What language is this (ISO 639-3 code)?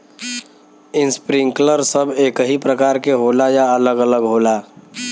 bho